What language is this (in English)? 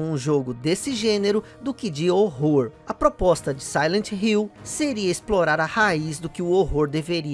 Portuguese